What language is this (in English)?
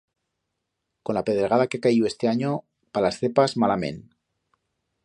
Aragonese